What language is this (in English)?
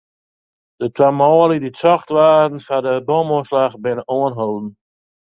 Western Frisian